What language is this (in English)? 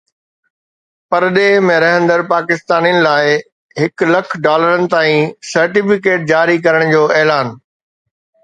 Sindhi